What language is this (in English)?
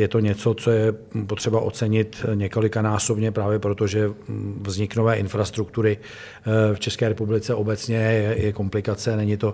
Czech